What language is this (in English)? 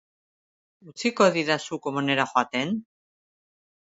Basque